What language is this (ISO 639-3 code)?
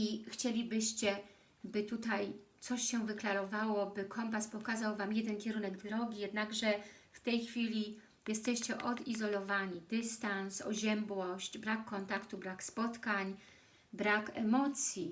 pol